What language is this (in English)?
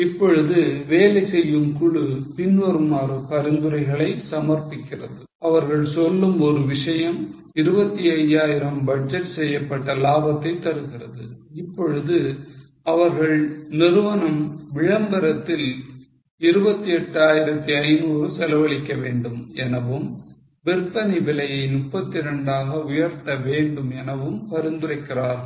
Tamil